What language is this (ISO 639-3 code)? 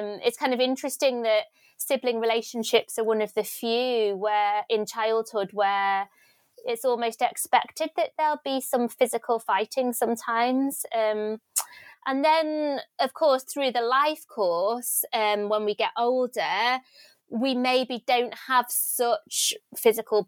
eng